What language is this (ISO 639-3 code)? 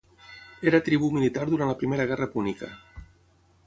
cat